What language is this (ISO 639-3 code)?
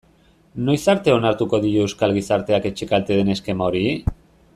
eus